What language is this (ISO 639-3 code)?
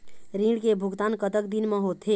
hne